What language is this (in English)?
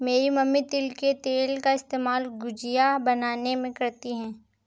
Hindi